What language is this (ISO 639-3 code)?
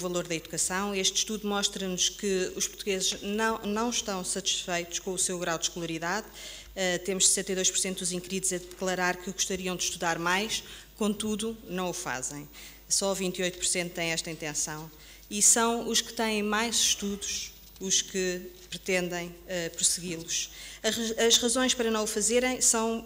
por